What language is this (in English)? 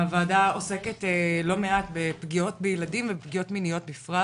Hebrew